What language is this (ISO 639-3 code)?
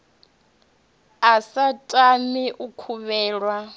ven